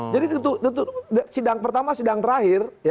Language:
Indonesian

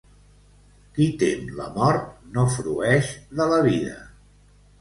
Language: Catalan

